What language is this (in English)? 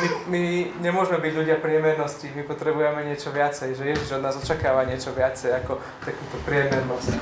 Slovak